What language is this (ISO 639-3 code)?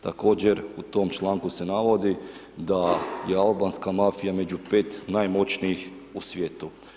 hrv